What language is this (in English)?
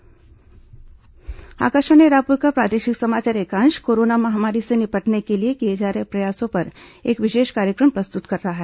Hindi